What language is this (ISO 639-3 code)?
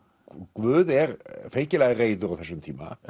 isl